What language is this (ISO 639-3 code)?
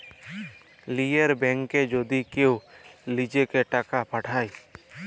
ben